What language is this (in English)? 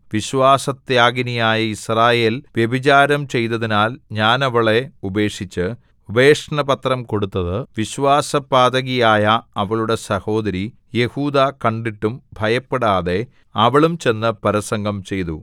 Malayalam